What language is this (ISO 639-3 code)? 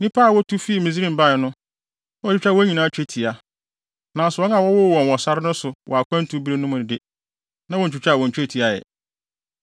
aka